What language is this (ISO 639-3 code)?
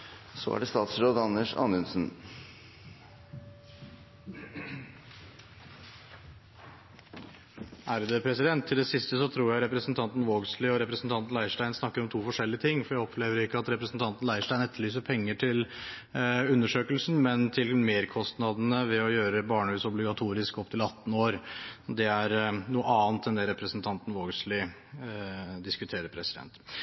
nor